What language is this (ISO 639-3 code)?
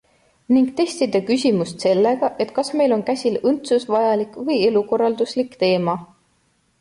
est